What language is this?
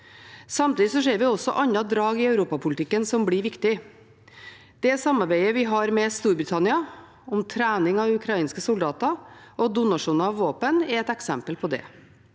Norwegian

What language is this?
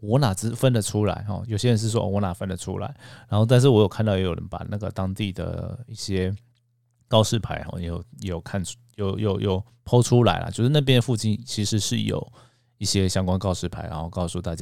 Chinese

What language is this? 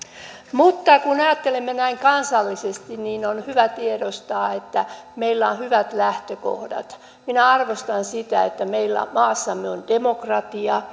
Finnish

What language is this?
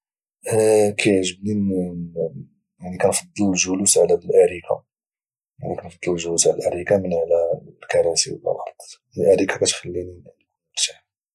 Moroccan Arabic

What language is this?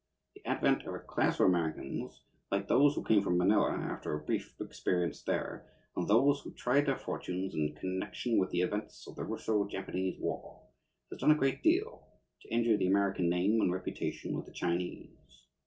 English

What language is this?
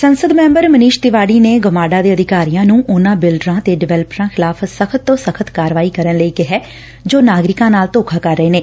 Punjabi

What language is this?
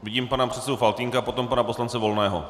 Czech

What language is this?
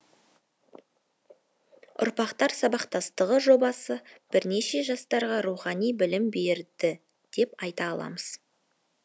Kazakh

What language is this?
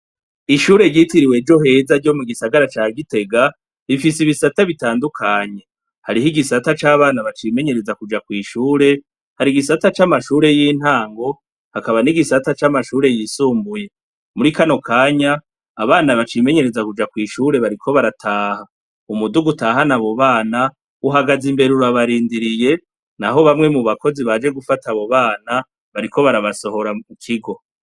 Rundi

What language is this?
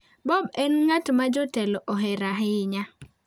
Luo (Kenya and Tanzania)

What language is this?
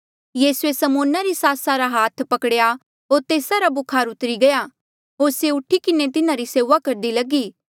Mandeali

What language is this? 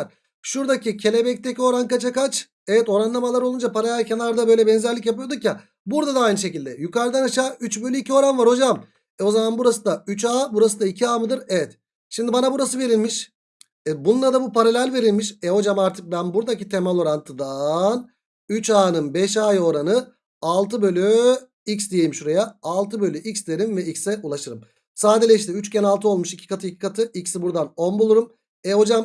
Turkish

